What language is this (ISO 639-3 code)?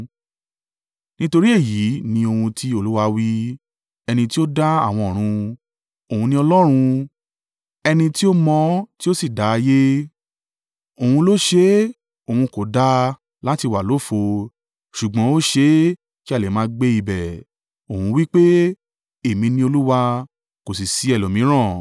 yor